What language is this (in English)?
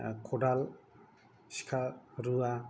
Bodo